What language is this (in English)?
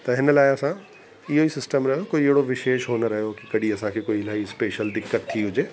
Sindhi